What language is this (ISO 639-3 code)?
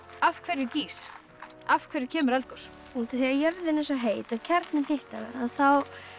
isl